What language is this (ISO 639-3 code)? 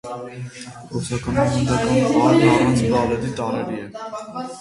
hye